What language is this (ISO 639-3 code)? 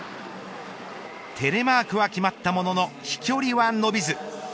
jpn